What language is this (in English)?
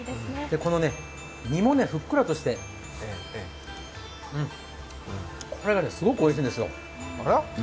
Japanese